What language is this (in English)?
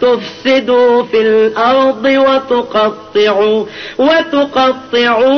Urdu